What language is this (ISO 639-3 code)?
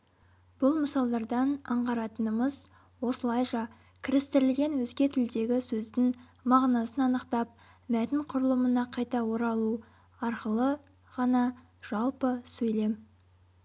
kaz